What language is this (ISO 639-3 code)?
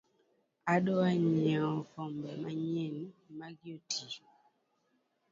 luo